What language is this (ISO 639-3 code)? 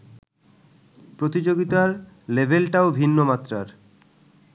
ben